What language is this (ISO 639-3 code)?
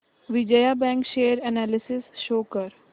mar